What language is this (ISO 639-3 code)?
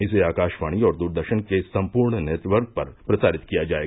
hin